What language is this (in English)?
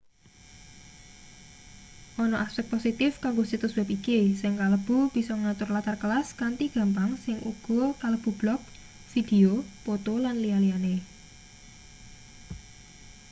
Javanese